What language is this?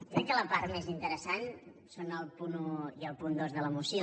Catalan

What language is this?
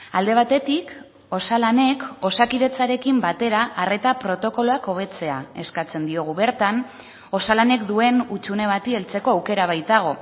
Basque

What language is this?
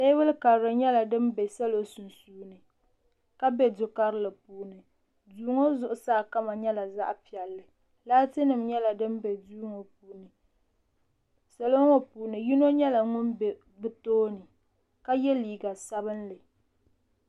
Dagbani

